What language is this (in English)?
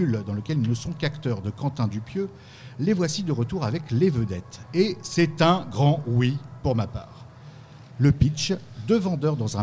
French